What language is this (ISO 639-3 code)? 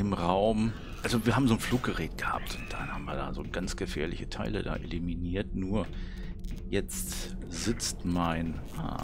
deu